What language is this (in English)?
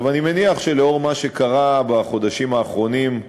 Hebrew